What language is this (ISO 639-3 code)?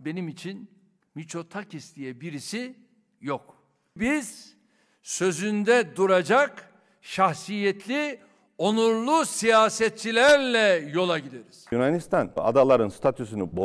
tur